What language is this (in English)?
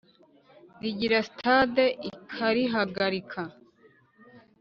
Kinyarwanda